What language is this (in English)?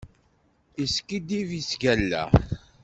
Kabyle